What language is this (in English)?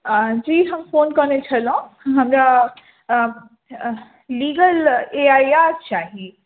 Maithili